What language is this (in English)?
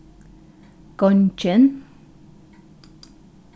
Faroese